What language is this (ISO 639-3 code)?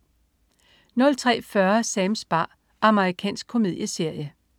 dan